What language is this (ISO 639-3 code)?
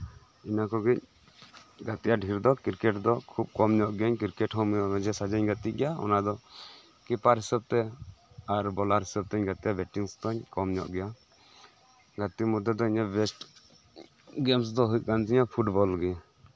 sat